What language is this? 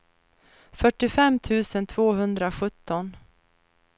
Swedish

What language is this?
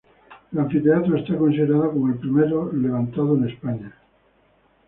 Spanish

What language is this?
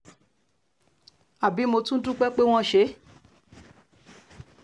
Yoruba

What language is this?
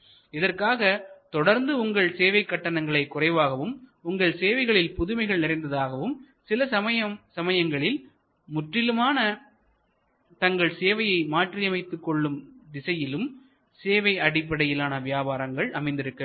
Tamil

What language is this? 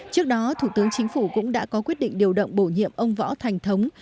Vietnamese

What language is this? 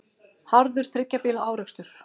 Icelandic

